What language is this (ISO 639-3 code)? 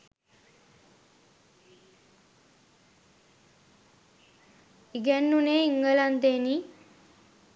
sin